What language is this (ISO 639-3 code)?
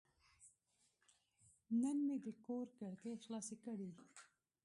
pus